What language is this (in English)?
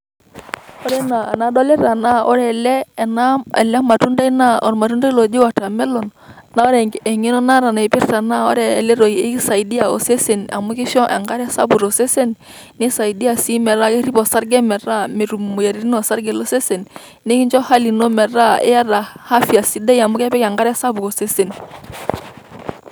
Masai